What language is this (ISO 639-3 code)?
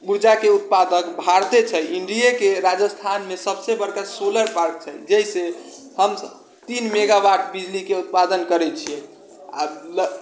mai